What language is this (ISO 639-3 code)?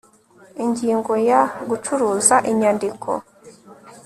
kin